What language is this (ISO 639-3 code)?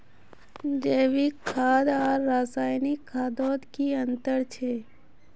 mag